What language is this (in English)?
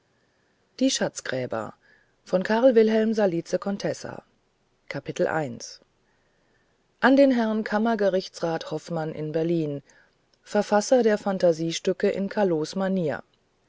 German